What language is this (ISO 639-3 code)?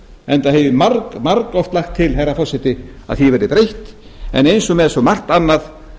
isl